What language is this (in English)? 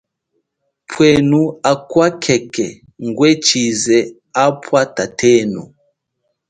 Chokwe